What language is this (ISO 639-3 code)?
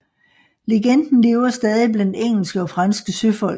dan